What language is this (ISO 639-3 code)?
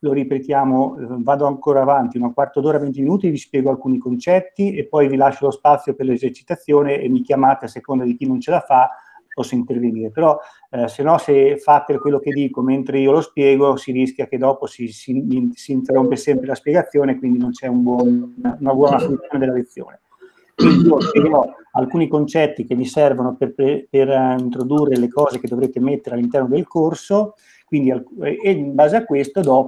ita